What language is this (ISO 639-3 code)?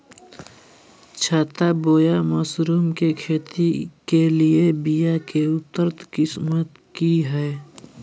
mag